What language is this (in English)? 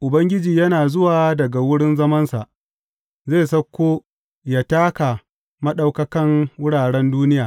Hausa